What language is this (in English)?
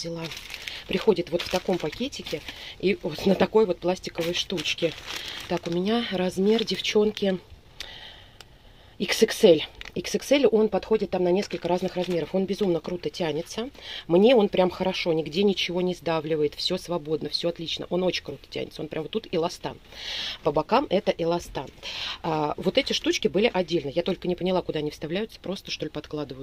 Russian